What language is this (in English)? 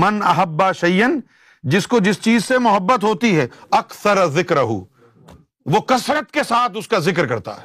Urdu